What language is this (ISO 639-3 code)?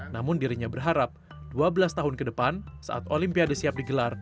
ind